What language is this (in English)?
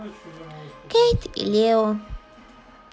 Russian